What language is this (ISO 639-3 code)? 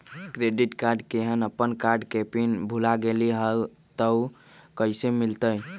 mag